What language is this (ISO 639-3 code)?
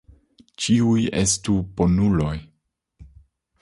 epo